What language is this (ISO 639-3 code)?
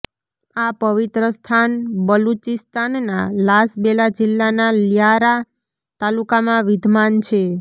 guj